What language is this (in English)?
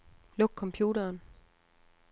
Danish